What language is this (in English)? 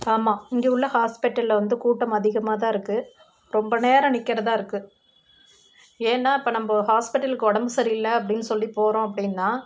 Tamil